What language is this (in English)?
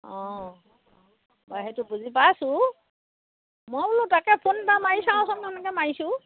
Assamese